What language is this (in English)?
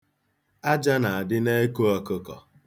Igbo